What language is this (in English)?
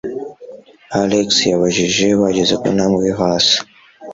Kinyarwanda